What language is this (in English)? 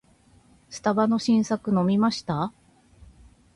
Japanese